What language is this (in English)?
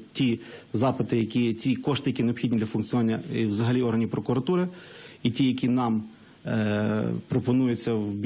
Russian